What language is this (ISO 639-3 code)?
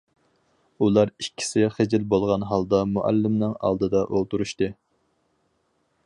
uig